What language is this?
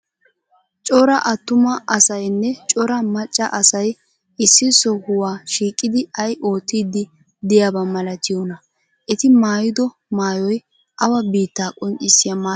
Wolaytta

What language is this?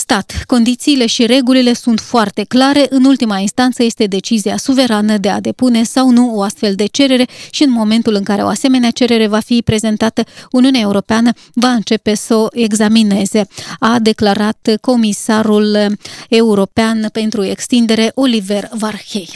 Romanian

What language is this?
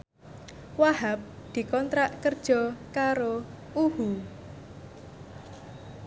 Javanese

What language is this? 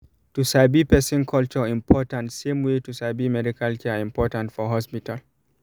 Nigerian Pidgin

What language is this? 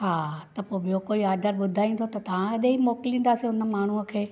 Sindhi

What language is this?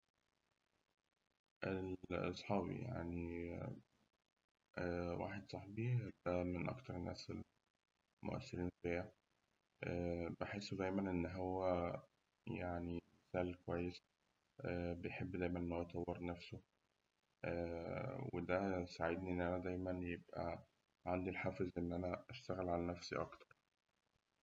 Egyptian Arabic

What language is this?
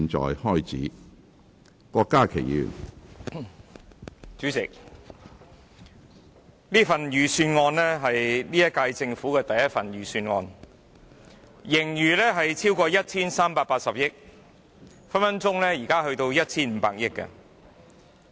Cantonese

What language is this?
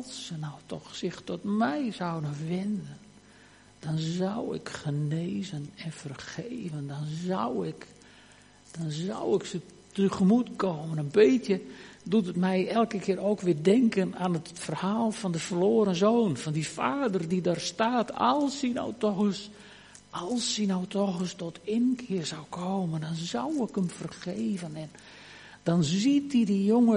Dutch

